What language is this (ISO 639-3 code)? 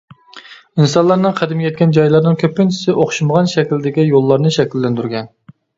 uig